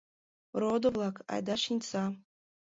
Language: Mari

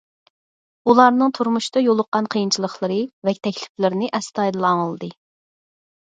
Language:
Uyghur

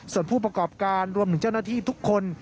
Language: Thai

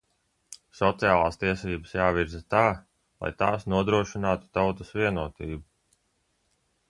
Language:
Latvian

